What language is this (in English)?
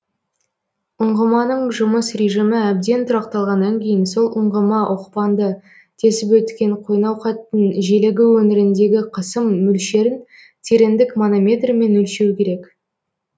Kazakh